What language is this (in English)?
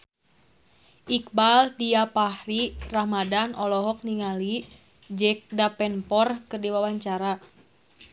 Sundanese